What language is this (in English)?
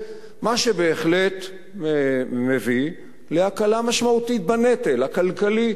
Hebrew